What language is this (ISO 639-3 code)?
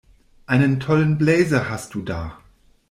deu